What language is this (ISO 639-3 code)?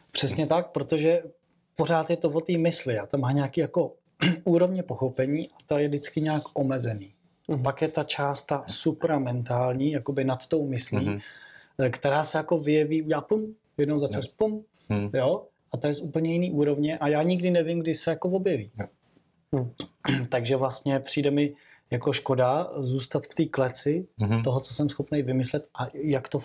ces